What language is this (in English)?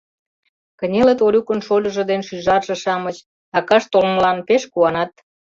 Mari